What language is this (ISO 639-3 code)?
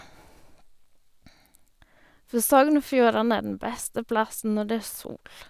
nor